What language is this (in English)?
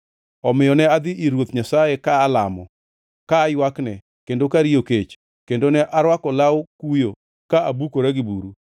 Luo (Kenya and Tanzania)